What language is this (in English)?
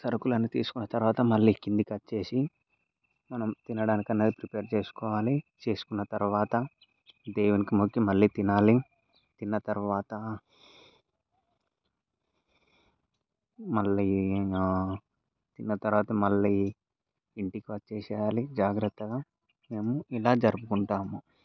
Telugu